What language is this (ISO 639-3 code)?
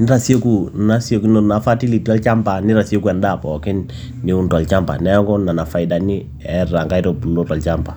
mas